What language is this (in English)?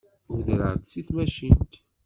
Kabyle